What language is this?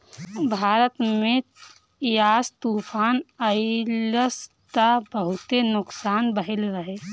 Bhojpuri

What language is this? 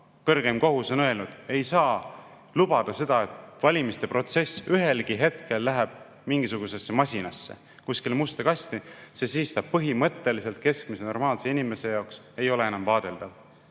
Estonian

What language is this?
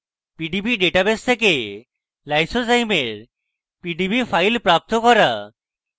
Bangla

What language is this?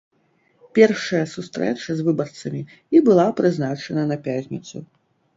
Belarusian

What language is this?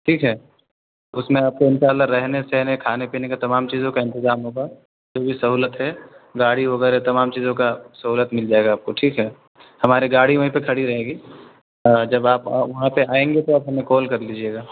Urdu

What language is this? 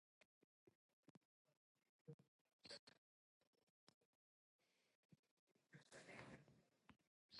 Chinese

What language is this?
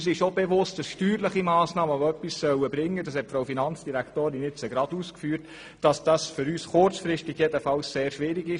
Swiss German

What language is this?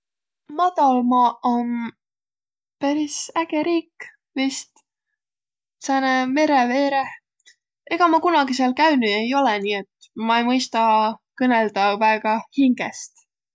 Võro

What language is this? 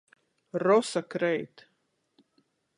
Latgalian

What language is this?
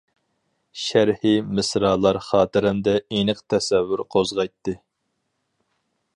Uyghur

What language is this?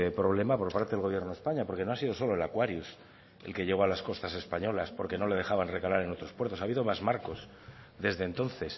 Spanish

